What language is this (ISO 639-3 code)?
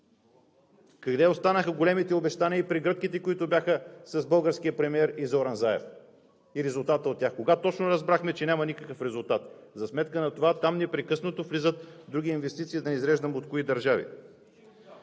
bul